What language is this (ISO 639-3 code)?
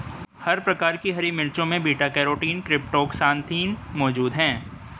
hin